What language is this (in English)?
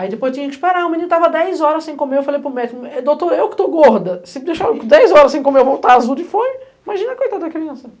Portuguese